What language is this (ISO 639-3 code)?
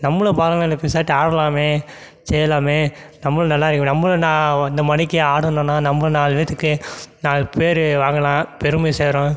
tam